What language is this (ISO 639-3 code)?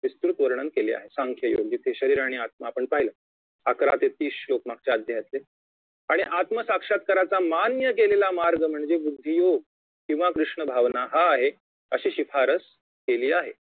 mar